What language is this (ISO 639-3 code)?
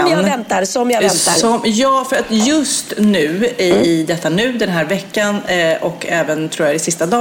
swe